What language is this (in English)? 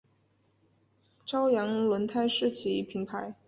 Chinese